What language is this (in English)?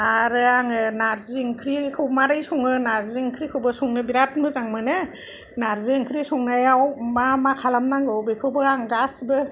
Bodo